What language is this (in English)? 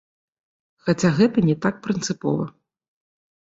Belarusian